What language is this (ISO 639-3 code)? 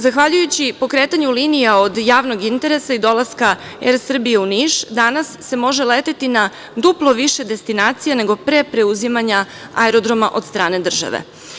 srp